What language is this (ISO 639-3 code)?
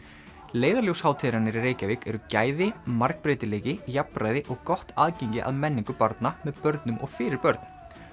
isl